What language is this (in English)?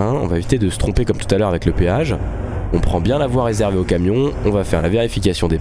French